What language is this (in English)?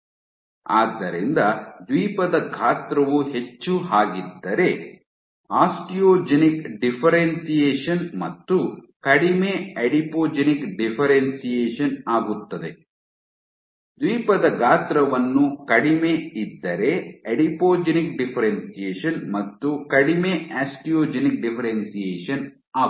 Kannada